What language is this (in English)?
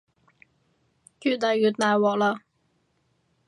Cantonese